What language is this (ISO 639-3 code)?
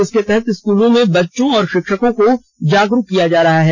hin